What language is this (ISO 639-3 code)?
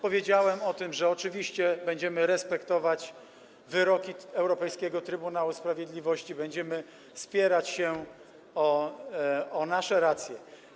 pol